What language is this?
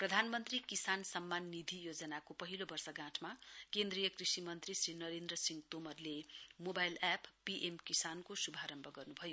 Nepali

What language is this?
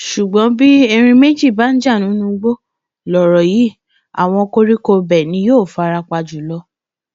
Yoruba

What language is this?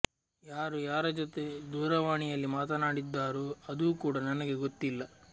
Kannada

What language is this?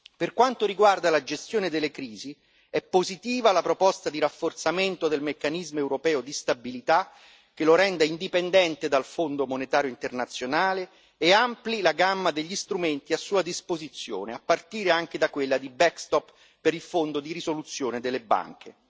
Italian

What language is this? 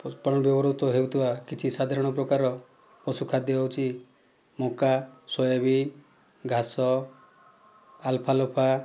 Odia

